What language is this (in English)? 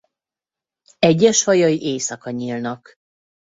Hungarian